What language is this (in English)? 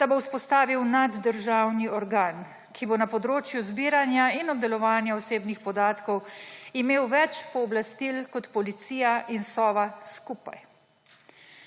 Slovenian